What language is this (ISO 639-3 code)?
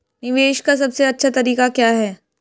hin